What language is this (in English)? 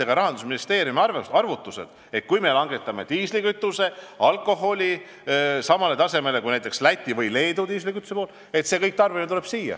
Estonian